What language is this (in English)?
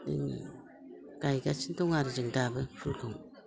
Bodo